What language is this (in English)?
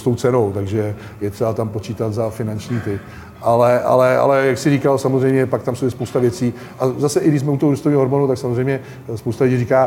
Czech